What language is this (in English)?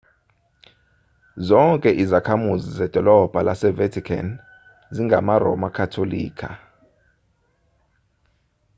Zulu